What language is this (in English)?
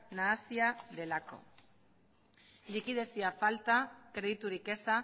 Basque